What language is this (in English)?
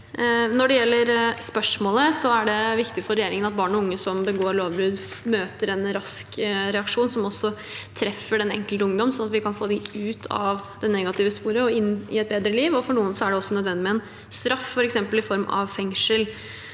Norwegian